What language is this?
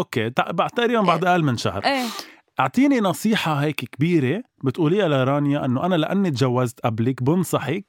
Arabic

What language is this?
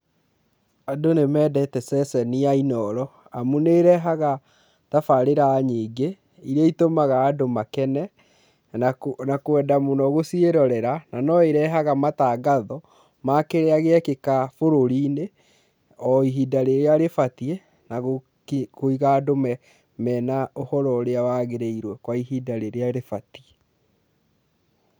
Kikuyu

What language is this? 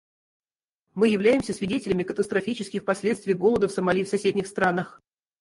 Russian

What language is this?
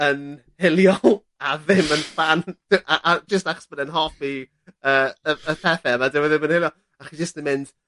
Welsh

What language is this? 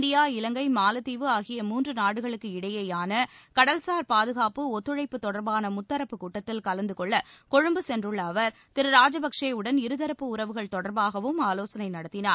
Tamil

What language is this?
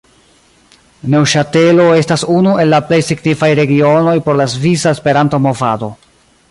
Esperanto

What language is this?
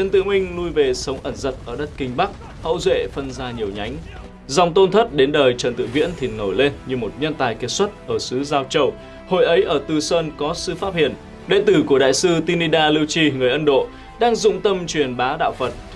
Vietnamese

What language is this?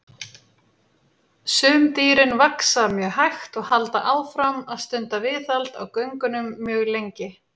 Icelandic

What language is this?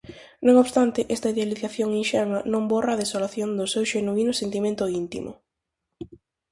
Galician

